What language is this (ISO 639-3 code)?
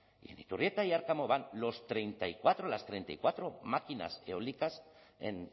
spa